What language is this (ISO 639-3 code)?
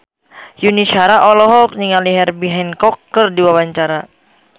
sun